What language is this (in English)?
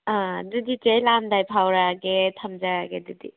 Manipuri